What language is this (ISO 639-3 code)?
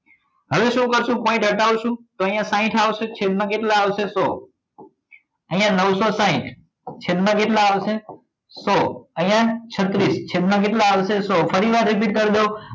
guj